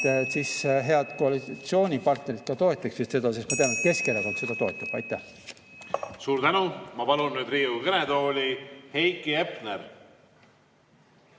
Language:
Estonian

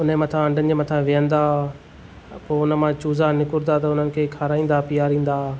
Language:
Sindhi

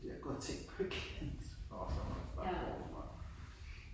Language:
Danish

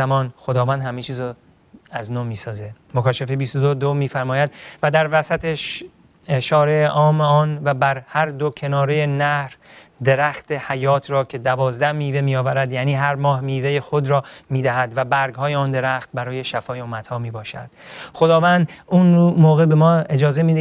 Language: Persian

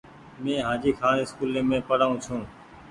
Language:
Goaria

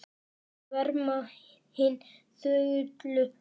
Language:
Icelandic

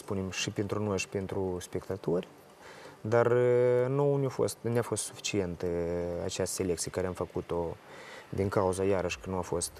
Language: Romanian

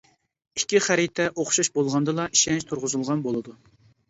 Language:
Uyghur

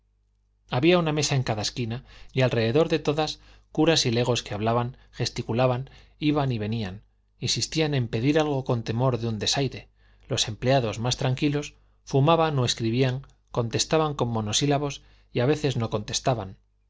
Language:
Spanish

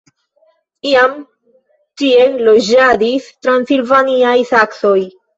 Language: Esperanto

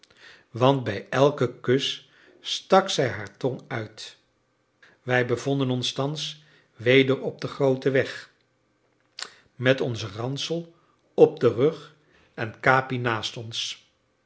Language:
Dutch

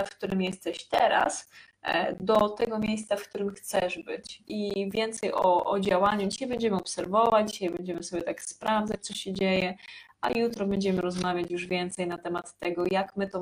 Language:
Polish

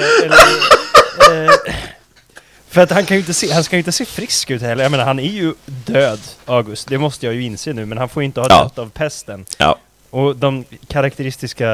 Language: Swedish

